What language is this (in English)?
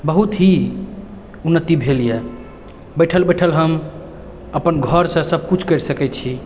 Maithili